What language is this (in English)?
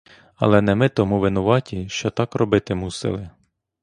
Ukrainian